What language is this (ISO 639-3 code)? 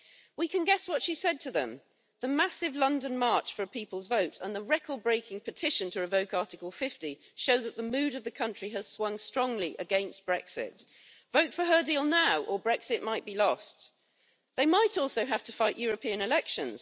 eng